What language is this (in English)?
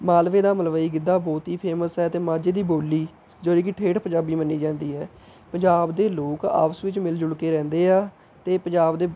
Punjabi